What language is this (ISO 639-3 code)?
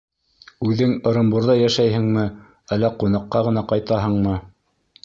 bak